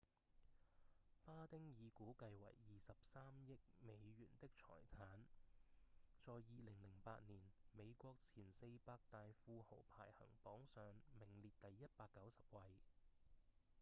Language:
Cantonese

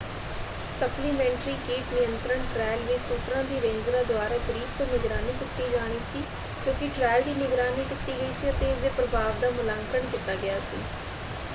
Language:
Punjabi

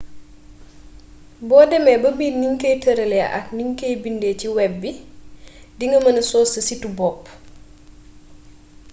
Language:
Wolof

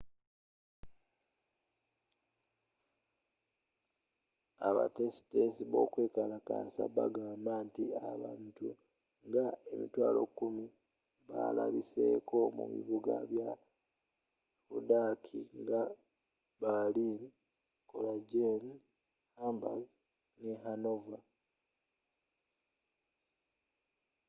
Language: Ganda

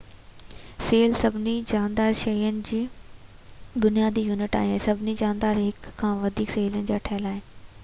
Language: Sindhi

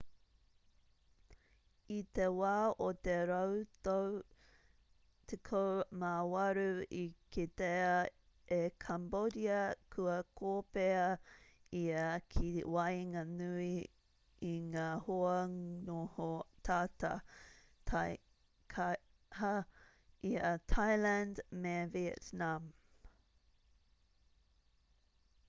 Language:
Māori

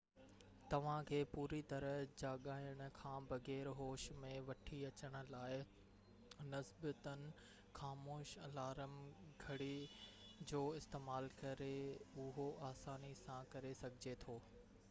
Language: Sindhi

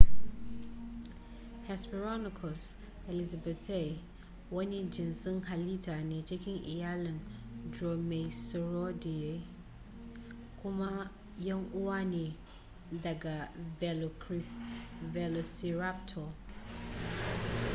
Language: Hausa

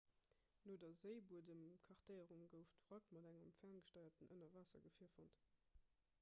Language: Luxembourgish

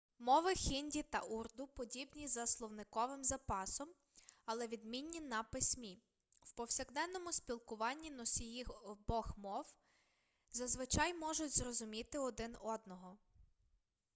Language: Ukrainian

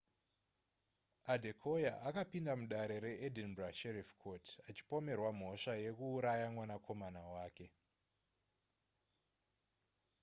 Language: Shona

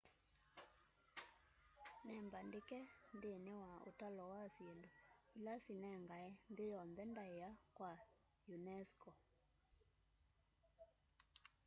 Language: Kamba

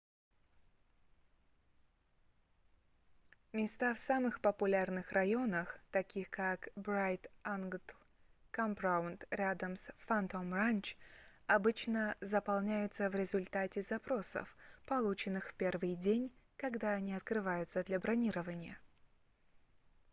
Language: Russian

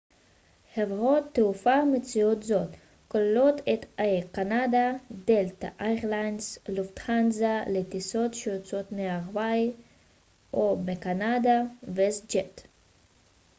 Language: Hebrew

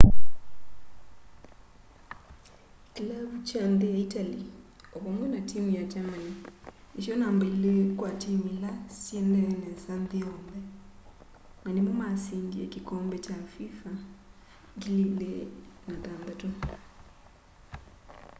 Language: Kamba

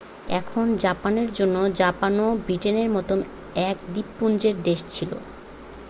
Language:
Bangla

